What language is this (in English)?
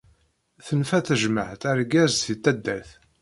Kabyle